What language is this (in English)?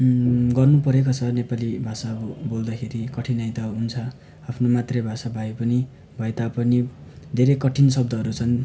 Nepali